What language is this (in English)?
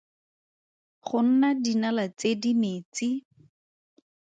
Tswana